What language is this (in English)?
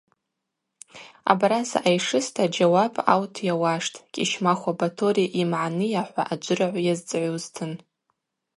Abaza